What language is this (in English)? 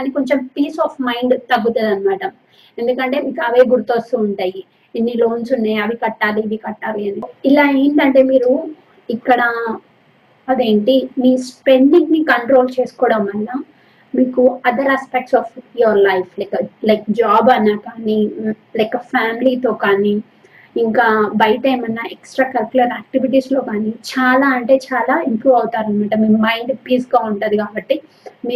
Telugu